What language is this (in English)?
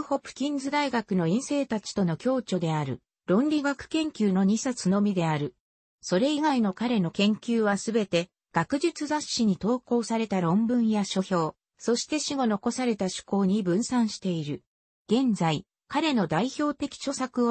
Japanese